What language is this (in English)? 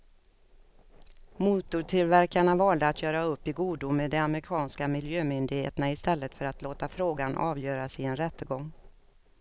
Swedish